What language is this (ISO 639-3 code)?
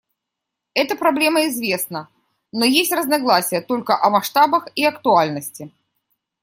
rus